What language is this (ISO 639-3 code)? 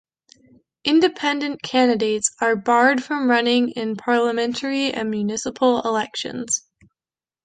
eng